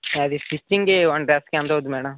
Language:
Telugu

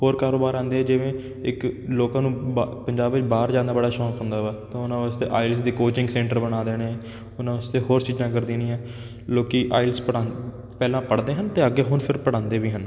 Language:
Punjabi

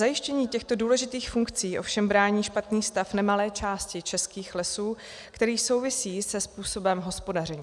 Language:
Czech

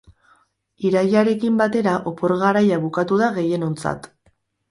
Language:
Basque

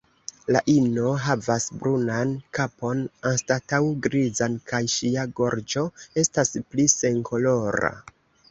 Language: Esperanto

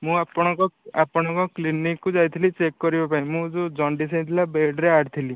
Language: Odia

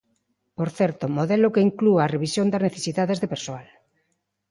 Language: Galician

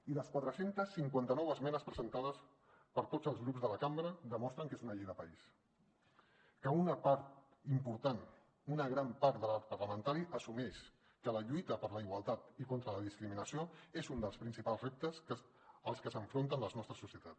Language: Catalan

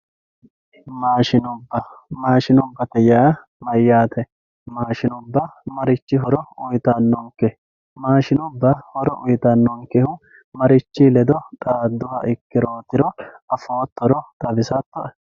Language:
Sidamo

